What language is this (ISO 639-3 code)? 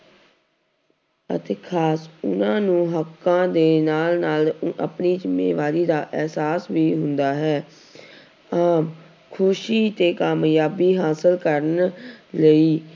pan